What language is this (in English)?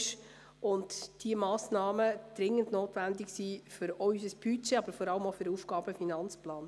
Swiss German